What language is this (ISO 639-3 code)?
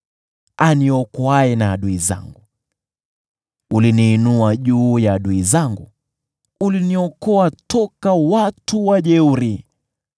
swa